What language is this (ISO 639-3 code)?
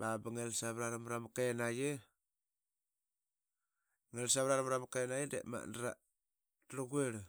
byx